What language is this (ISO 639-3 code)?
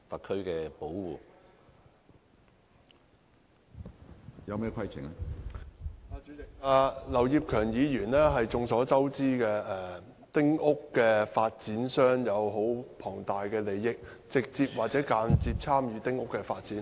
yue